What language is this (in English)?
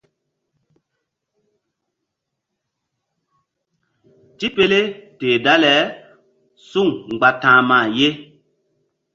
Mbum